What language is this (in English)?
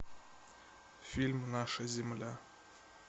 Russian